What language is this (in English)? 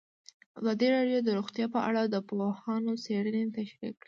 Pashto